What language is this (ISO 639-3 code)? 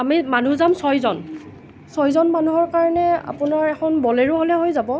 asm